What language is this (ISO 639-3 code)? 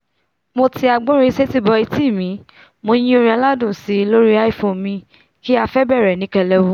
yor